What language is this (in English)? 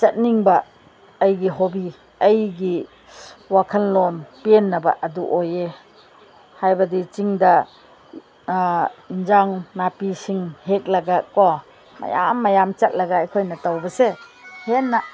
Manipuri